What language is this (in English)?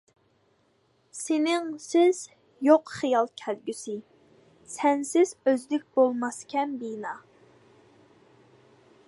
Uyghur